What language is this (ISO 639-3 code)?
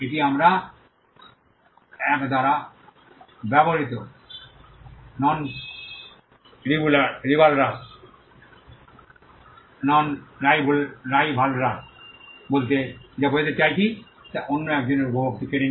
ben